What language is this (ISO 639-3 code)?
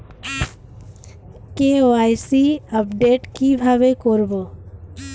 ben